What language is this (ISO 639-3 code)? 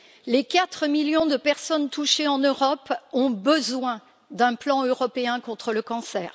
fra